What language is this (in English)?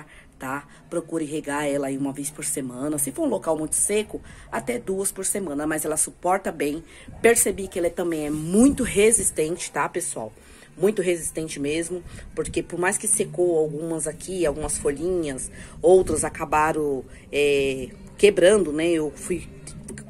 Portuguese